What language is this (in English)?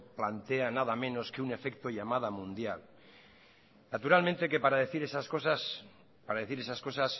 Spanish